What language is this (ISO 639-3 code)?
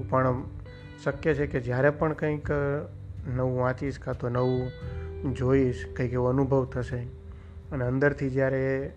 guj